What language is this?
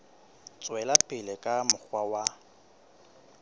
Southern Sotho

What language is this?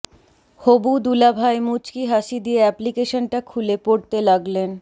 Bangla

